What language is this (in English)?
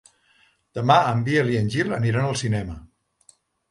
Catalan